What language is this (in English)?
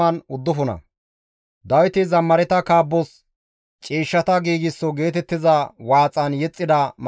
Gamo